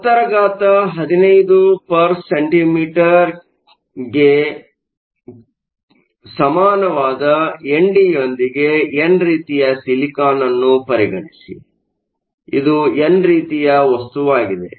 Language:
Kannada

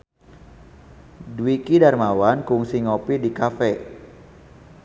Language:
Sundanese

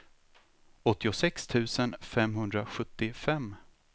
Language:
Swedish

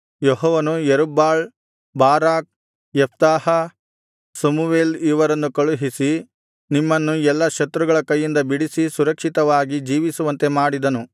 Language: Kannada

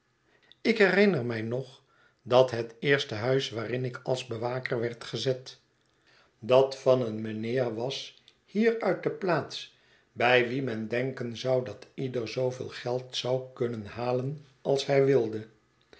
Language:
Dutch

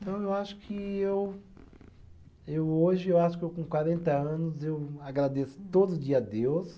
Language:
Portuguese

